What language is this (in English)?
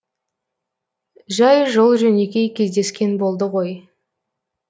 Kazakh